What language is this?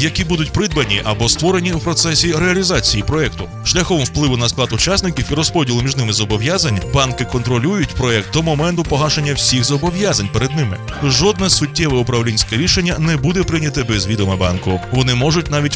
Ukrainian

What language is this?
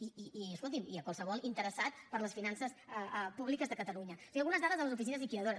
Catalan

